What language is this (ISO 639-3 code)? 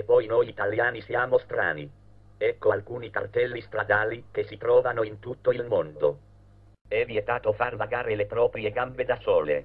ita